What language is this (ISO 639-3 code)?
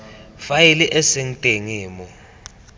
tsn